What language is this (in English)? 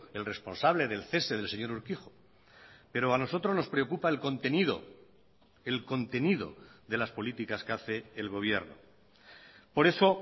Spanish